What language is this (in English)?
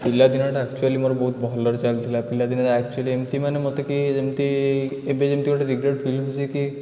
Odia